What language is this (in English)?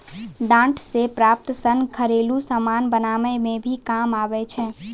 Maithili